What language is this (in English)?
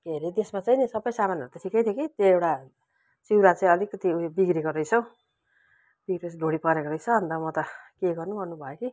Nepali